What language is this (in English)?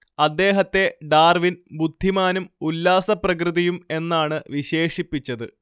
Malayalam